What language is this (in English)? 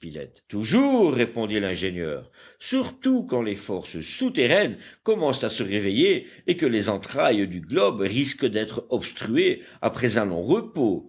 French